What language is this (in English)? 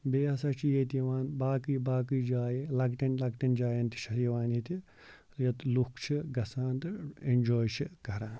Kashmiri